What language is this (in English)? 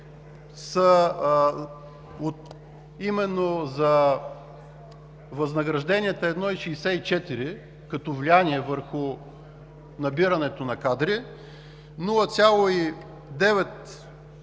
Bulgarian